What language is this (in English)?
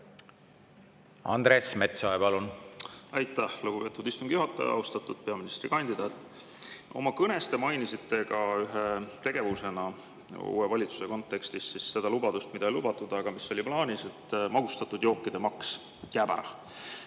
Estonian